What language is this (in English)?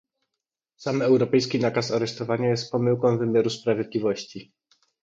Polish